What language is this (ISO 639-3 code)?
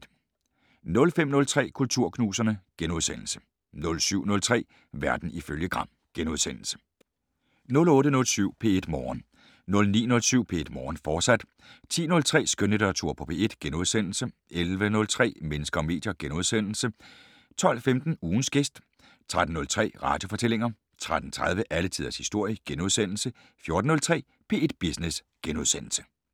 dan